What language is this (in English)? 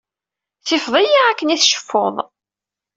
Kabyle